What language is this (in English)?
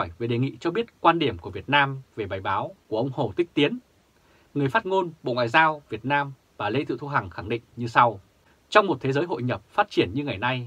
Vietnamese